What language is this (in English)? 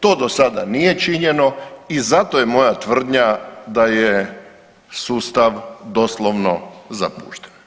Croatian